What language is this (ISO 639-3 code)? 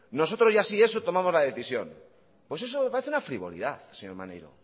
spa